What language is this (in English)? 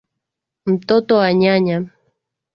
Swahili